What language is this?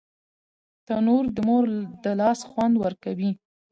Pashto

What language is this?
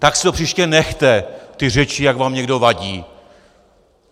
Czech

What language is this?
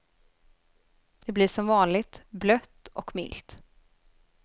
Swedish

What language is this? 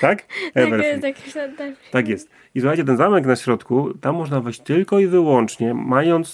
Polish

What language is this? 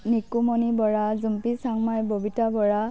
Assamese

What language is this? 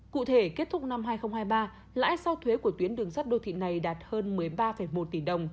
Vietnamese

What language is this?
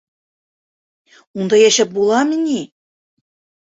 Bashkir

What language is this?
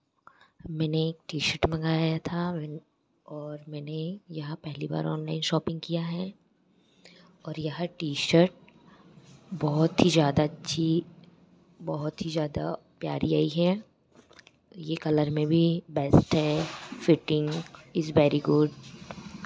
Hindi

